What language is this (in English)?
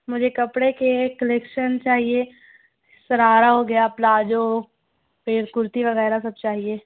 Urdu